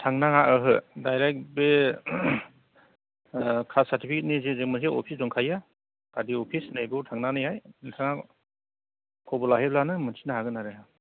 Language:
Bodo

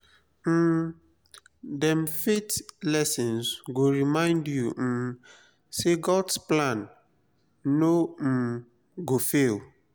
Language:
Nigerian Pidgin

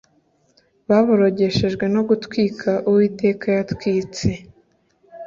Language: Kinyarwanda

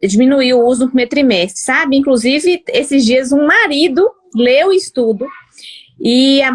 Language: Portuguese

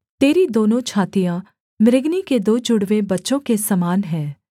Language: Hindi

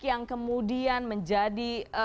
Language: Indonesian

